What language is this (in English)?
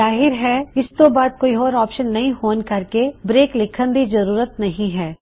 Punjabi